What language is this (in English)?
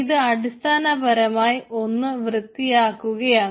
Malayalam